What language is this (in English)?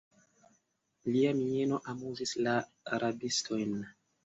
Esperanto